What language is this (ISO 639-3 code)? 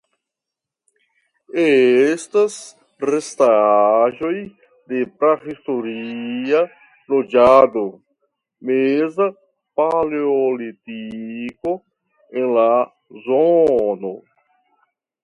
epo